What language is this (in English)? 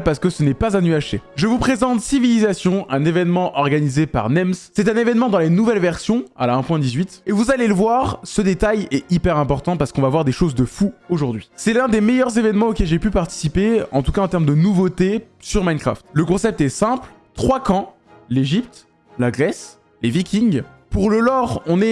French